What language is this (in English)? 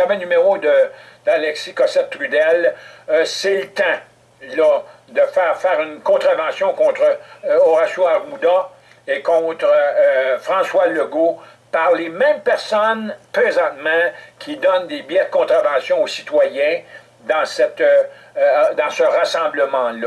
French